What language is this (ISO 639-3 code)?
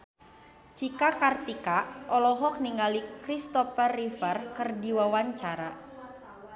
sun